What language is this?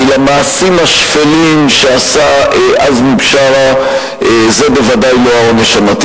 Hebrew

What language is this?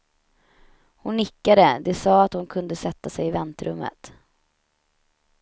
Swedish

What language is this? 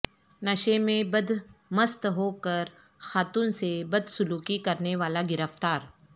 Urdu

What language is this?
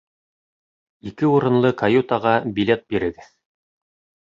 Bashkir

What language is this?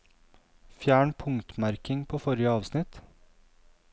Norwegian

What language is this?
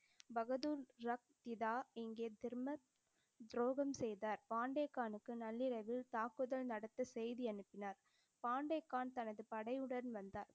Tamil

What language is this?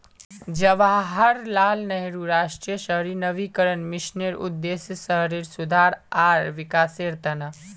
Magahi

